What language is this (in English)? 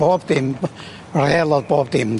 Welsh